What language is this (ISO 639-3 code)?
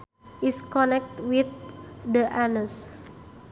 sun